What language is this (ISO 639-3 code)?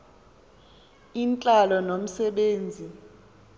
xho